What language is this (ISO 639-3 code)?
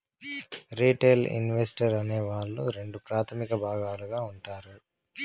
tel